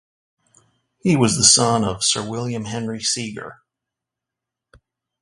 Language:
English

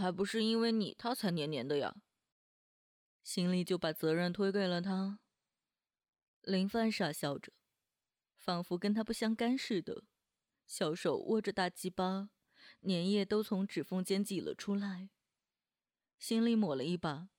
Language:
Chinese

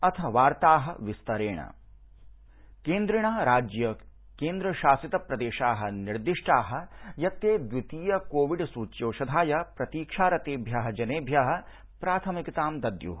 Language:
Sanskrit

